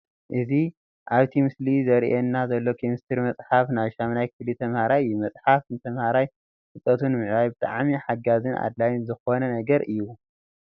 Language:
Tigrinya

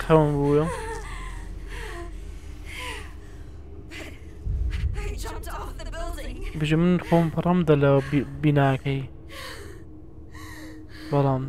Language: Arabic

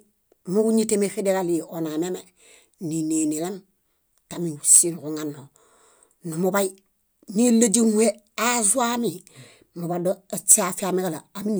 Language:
Bayot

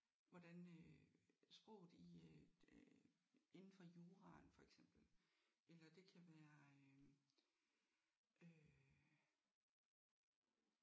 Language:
Danish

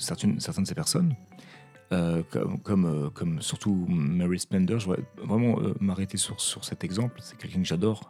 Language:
French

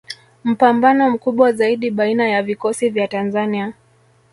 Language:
Swahili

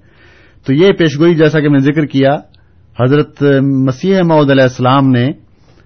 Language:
Urdu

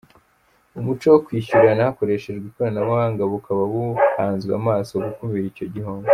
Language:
Kinyarwanda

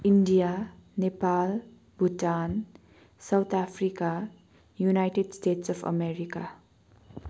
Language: Nepali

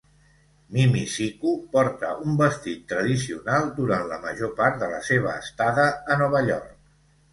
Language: Catalan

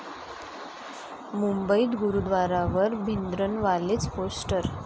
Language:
Marathi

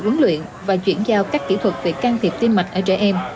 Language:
Vietnamese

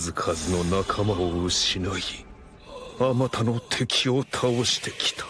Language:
Japanese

